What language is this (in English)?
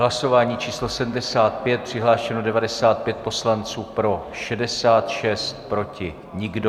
Czech